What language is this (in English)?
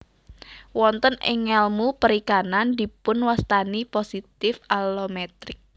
Javanese